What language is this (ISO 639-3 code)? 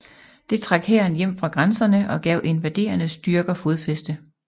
dan